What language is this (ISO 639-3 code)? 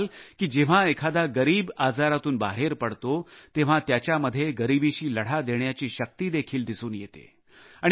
mar